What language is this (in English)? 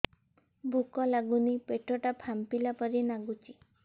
Odia